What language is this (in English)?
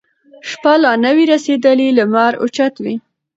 Pashto